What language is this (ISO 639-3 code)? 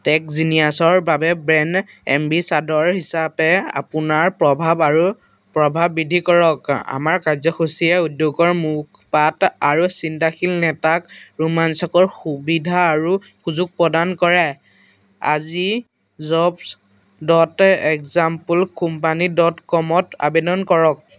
asm